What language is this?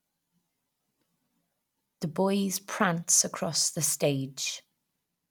English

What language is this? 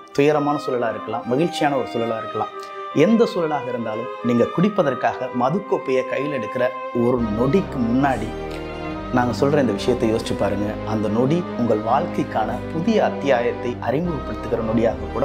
English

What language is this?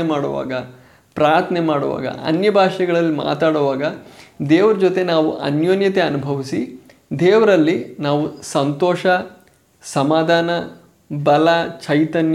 Kannada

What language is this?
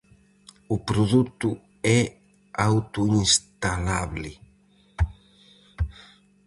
Galician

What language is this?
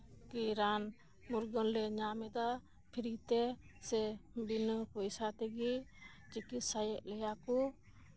Santali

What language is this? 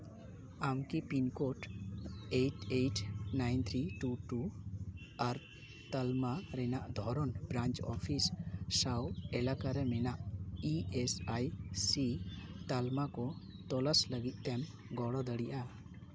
Santali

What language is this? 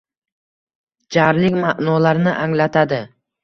Uzbek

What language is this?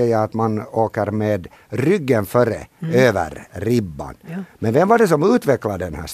Swedish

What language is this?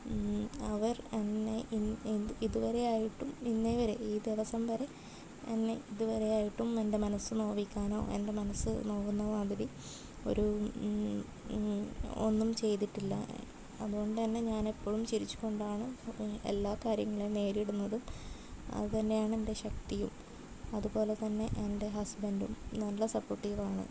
Malayalam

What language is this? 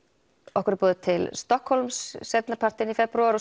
Icelandic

